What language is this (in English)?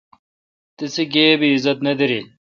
Kalkoti